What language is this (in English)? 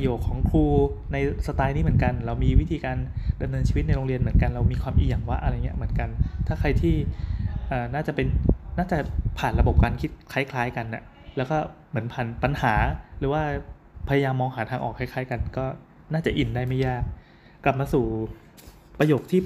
Thai